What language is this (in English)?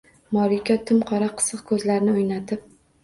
Uzbek